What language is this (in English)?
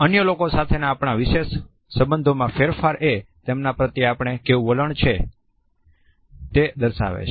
Gujarati